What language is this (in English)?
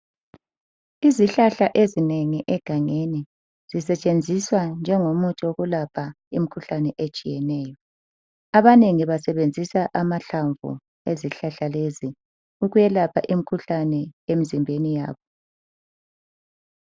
North Ndebele